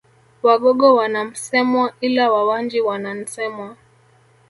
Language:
Swahili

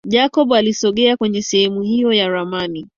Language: Swahili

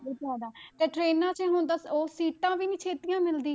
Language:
Punjabi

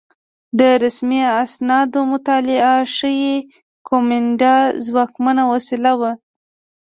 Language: Pashto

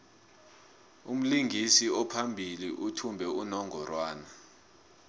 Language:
South Ndebele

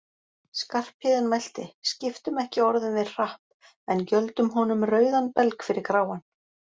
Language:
Icelandic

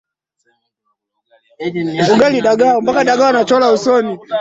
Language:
Swahili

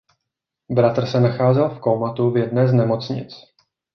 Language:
Czech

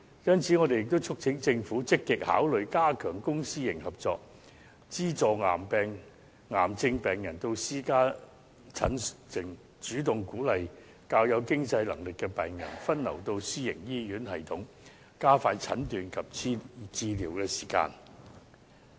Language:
Cantonese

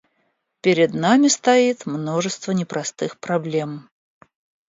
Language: Russian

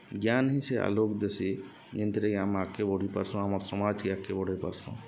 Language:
Odia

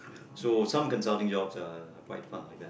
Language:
English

